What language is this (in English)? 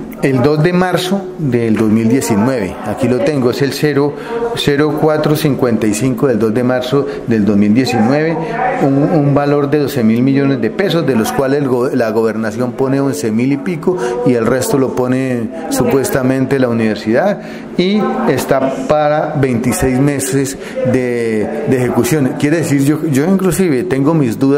Spanish